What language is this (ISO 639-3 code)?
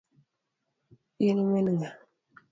luo